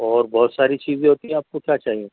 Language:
Urdu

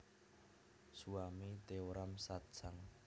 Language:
Javanese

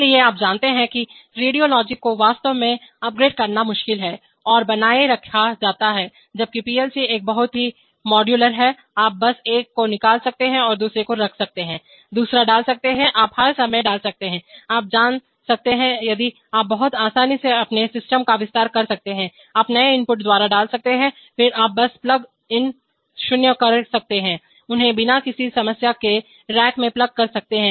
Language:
Hindi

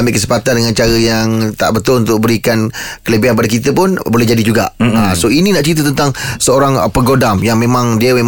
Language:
Malay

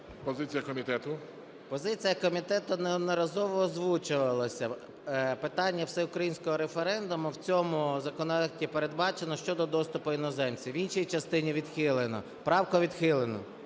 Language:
Ukrainian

